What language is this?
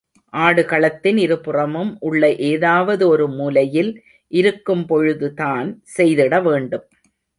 Tamil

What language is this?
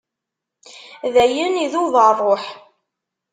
Kabyle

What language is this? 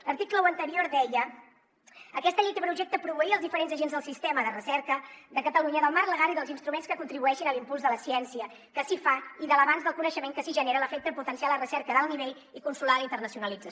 Catalan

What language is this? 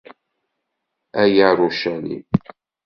Kabyle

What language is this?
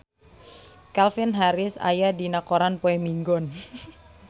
Sundanese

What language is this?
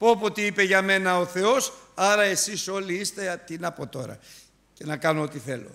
Greek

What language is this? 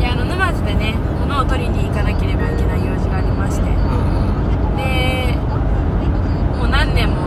Japanese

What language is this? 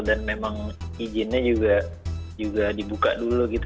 Indonesian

